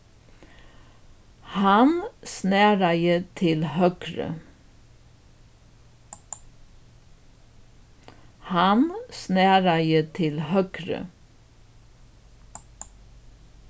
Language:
Faroese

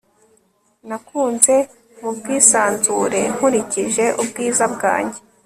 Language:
Kinyarwanda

